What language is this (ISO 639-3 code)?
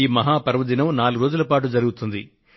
tel